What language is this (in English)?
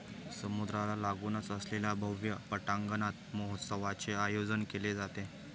Marathi